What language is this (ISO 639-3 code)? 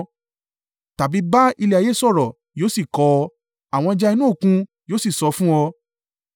yor